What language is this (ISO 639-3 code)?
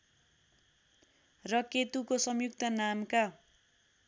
nep